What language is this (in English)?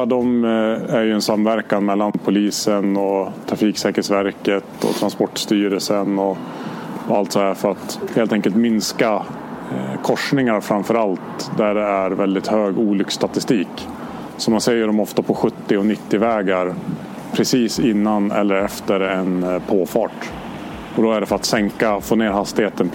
Swedish